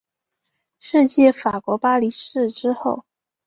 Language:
Chinese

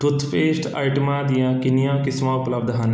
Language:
Punjabi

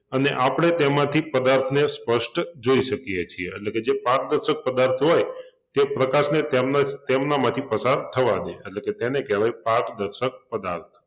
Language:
Gujarati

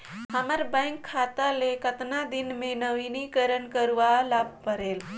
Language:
Chhattisgarhi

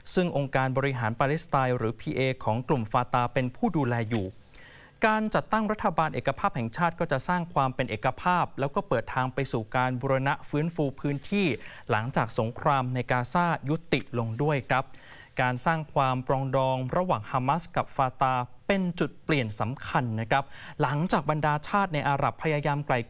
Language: Thai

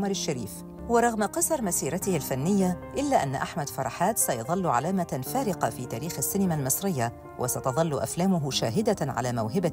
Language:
Arabic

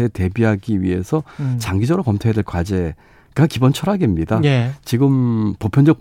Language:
Korean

